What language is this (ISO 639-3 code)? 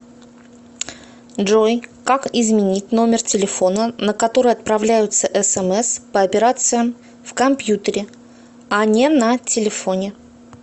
rus